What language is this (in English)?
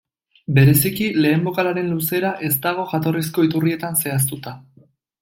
Basque